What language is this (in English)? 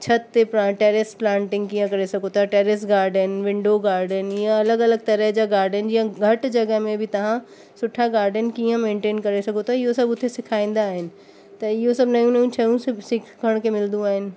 Sindhi